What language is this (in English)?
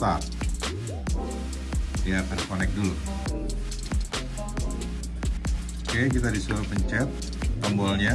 Indonesian